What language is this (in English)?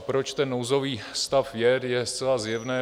Czech